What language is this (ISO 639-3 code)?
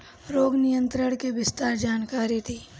bho